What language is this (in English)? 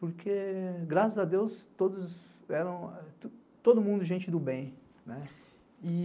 Portuguese